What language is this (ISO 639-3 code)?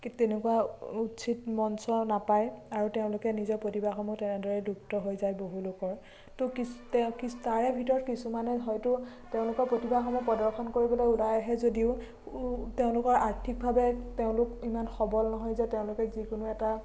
asm